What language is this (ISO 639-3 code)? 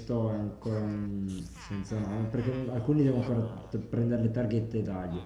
ita